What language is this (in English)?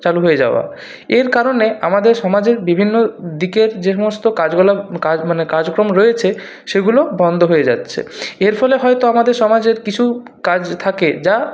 Bangla